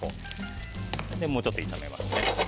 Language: Japanese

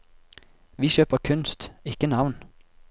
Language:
Norwegian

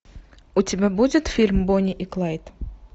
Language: Russian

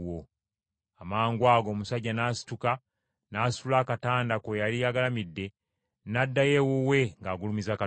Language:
Ganda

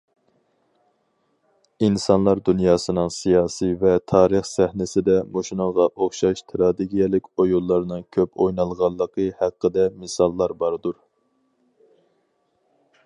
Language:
Uyghur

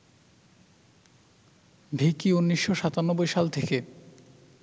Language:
Bangla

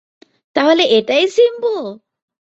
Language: Bangla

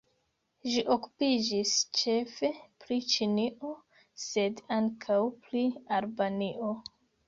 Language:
Esperanto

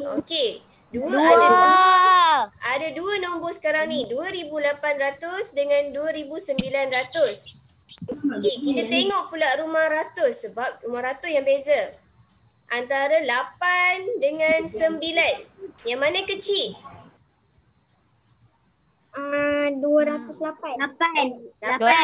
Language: Malay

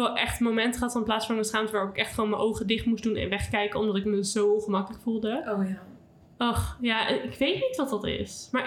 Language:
Dutch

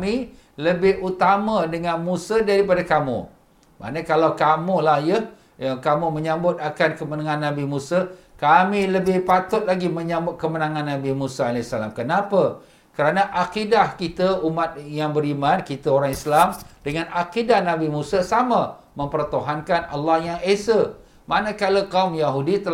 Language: Malay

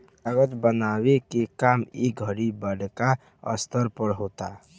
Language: Bhojpuri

